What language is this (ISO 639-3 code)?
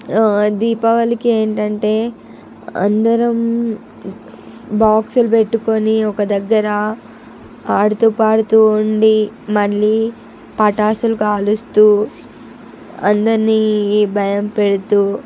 tel